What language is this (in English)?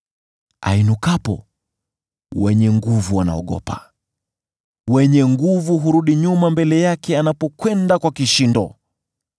Swahili